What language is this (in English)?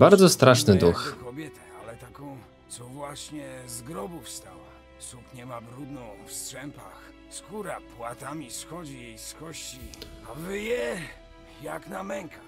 Polish